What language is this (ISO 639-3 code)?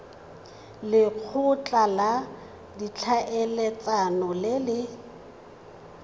tsn